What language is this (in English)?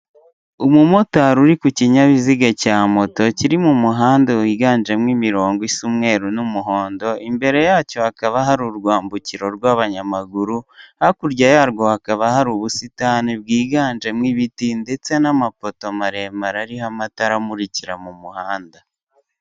Kinyarwanda